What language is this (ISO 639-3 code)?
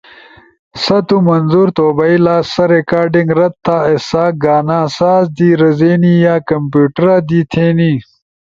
ush